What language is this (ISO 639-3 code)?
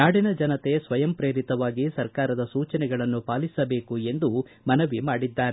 kan